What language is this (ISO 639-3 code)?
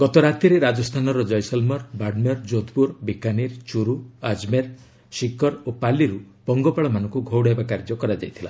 ori